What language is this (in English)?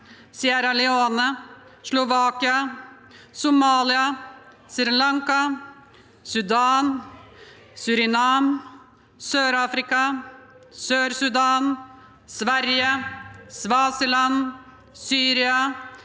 Norwegian